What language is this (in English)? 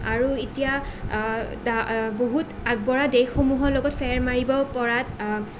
Assamese